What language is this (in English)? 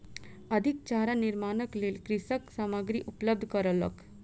Maithili